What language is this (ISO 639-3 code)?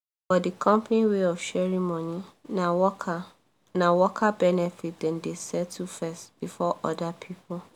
pcm